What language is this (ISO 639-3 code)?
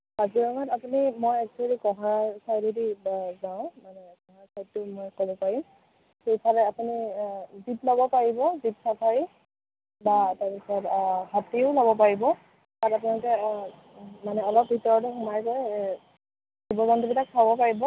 asm